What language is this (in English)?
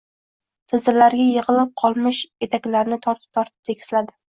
Uzbek